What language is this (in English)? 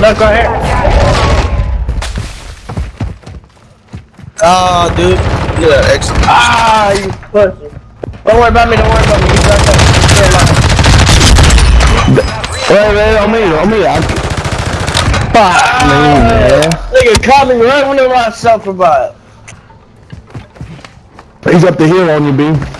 English